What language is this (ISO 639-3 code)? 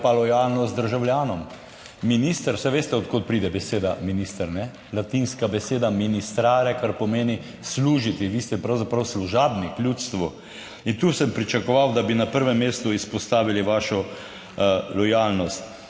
slv